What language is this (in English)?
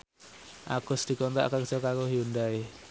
Javanese